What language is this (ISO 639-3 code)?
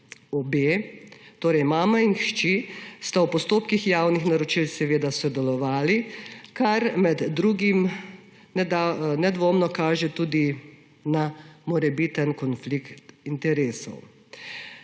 slv